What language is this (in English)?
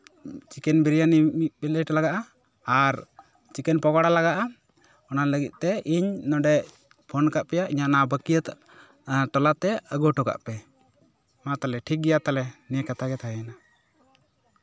Santali